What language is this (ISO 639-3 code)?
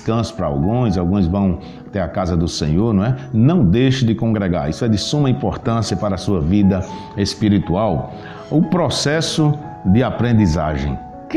por